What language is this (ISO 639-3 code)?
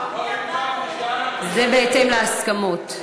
heb